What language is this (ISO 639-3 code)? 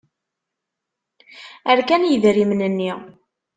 kab